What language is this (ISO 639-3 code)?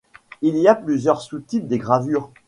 fra